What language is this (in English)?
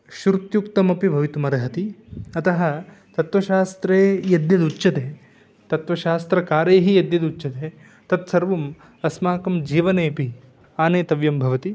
Sanskrit